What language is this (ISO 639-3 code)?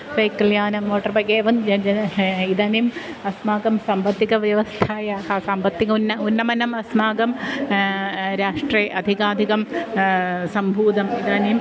san